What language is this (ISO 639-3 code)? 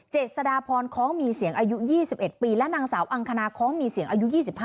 tha